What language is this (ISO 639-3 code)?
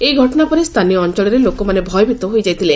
ori